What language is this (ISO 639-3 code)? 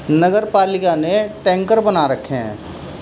urd